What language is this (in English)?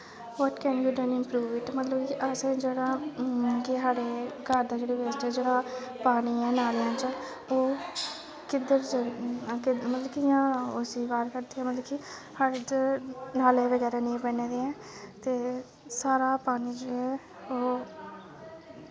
Dogri